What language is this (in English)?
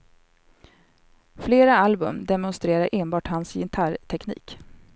Swedish